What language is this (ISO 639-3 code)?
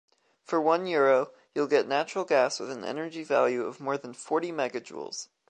eng